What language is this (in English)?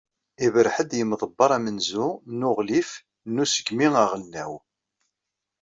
Kabyle